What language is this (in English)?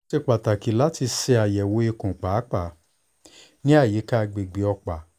Yoruba